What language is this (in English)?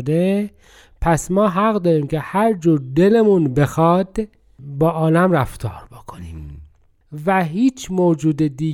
Persian